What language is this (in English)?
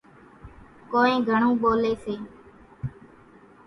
Kachi Koli